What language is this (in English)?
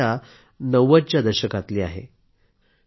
Marathi